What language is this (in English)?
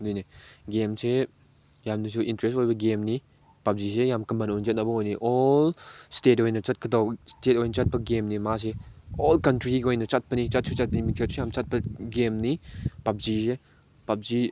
Manipuri